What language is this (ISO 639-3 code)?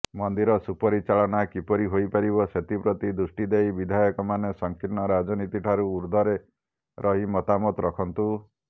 ori